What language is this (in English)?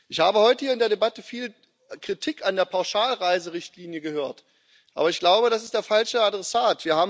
German